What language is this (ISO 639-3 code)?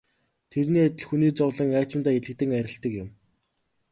mon